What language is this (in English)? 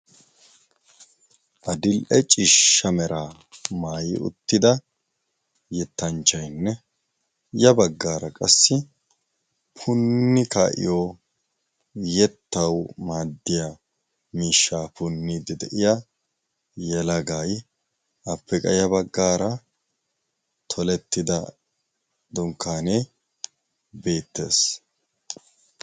Wolaytta